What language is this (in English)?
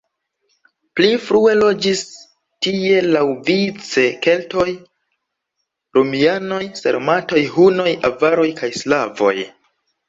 Esperanto